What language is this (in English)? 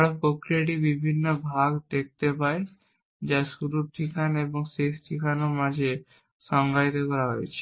Bangla